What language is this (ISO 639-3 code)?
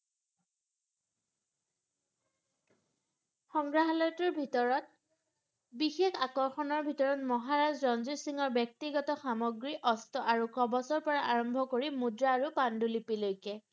asm